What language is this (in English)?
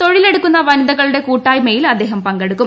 Malayalam